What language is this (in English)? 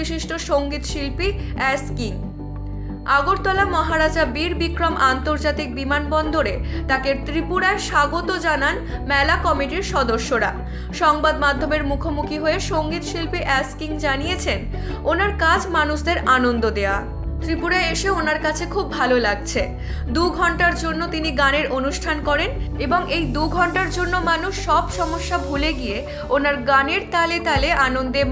Bangla